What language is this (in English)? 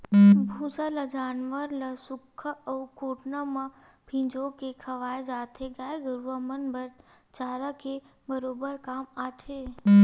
Chhattisgarhi